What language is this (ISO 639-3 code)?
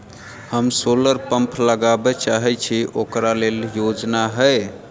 mai